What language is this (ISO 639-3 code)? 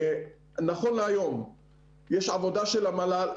heb